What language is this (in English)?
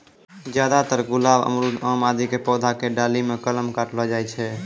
Maithili